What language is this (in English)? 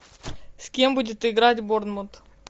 Russian